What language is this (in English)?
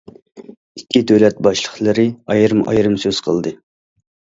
Uyghur